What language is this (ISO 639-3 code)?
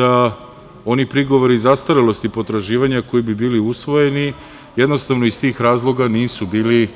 srp